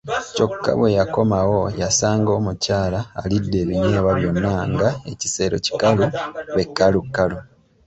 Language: Ganda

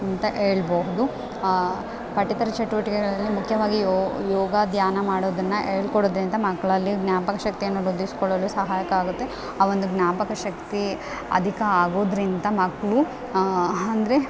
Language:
Kannada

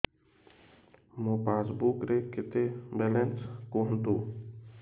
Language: Odia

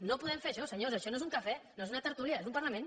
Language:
Catalan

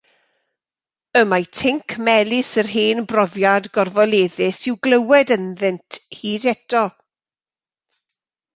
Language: Welsh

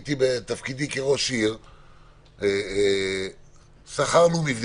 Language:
Hebrew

